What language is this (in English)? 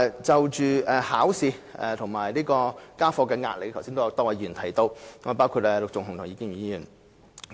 Cantonese